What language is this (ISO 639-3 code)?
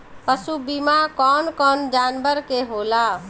bho